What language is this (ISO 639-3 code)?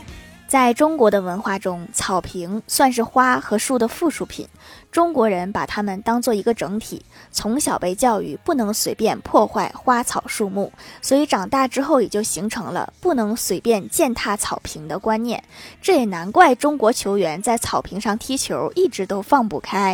zho